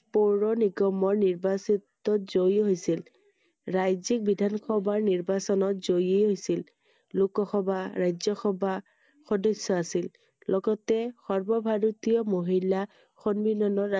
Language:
Assamese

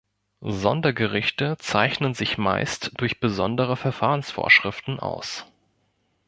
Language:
German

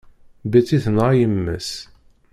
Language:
Kabyle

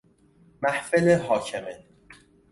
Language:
Persian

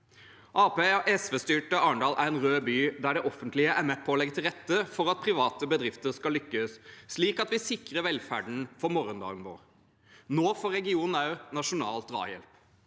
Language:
Norwegian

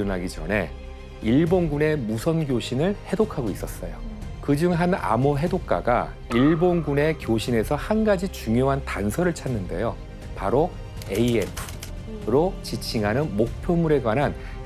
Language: Korean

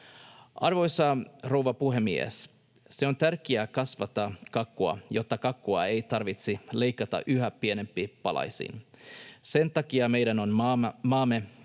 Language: Finnish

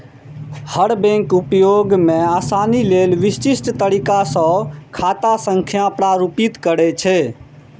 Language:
Maithili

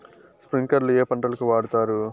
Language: Telugu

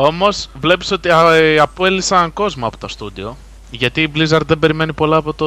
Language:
Greek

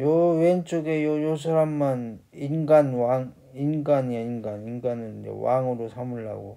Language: Korean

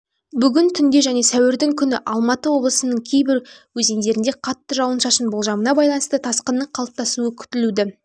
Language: Kazakh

